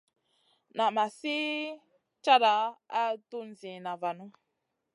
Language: Masana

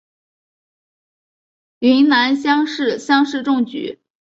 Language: Chinese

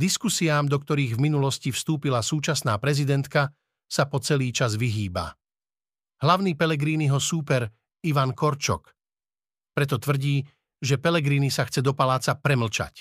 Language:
Slovak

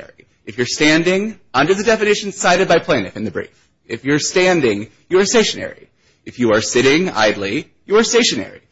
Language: English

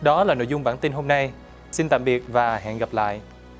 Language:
Vietnamese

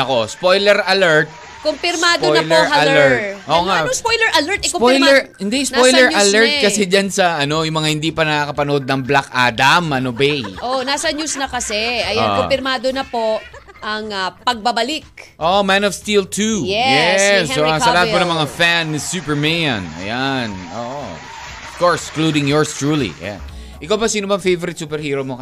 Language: Filipino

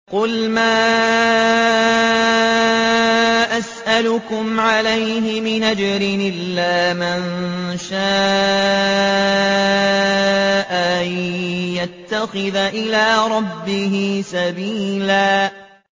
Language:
Arabic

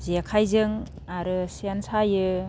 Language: Bodo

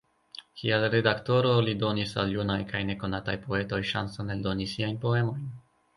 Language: Esperanto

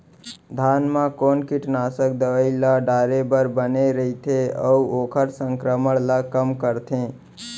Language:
Chhattisgarhi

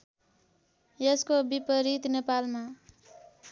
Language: Nepali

